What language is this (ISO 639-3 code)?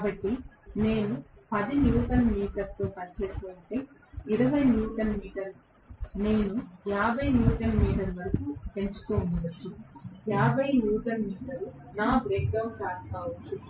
tel